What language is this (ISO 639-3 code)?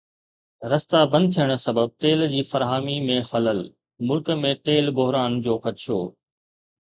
snd